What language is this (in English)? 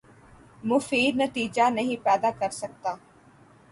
Urdu